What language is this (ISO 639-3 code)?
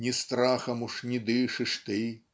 rus